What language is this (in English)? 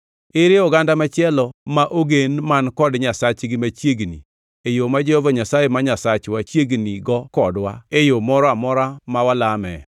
Luo (Kenya and Tanzania)